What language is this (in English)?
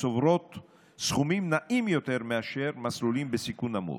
Hebrew